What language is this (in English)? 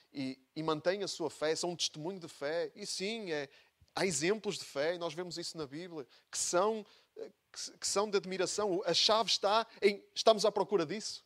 Portuguese